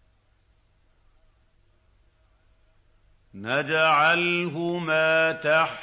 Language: Arabic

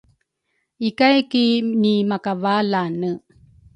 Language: Rukai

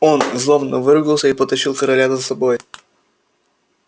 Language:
Russian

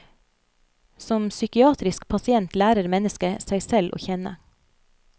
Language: Norwegian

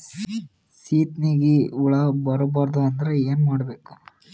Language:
Kannada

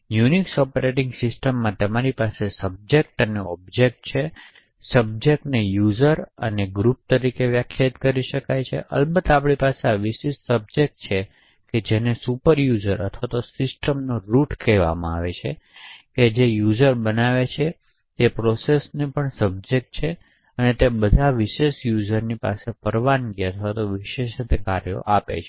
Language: Gujarati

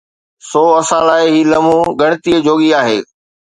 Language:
Sindhi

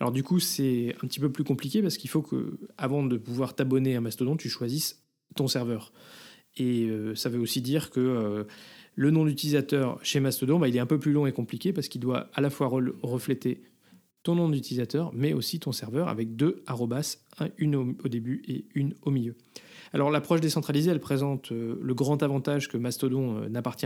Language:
French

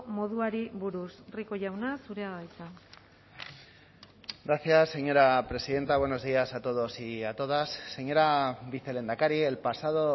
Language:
Spanish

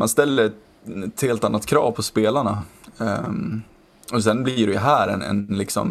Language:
Swedish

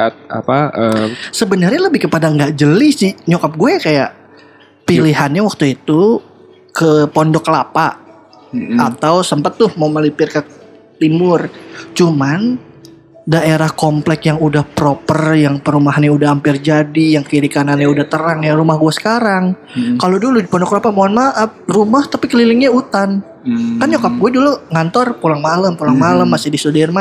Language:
Indonesian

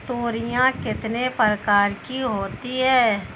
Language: Hindi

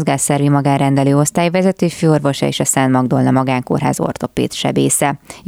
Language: Hungarian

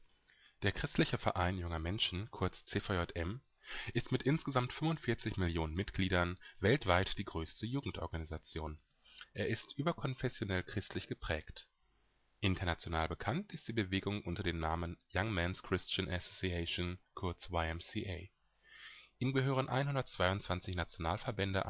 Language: German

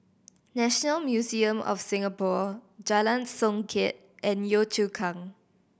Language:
English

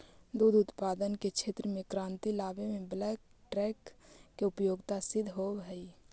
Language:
Magahi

